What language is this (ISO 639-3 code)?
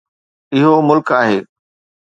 snd